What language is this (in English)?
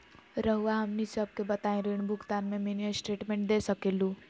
Magahi